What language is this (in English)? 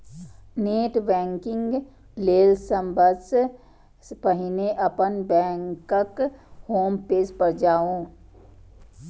Maithili